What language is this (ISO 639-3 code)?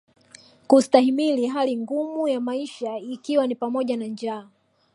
swa